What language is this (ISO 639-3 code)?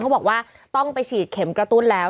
tha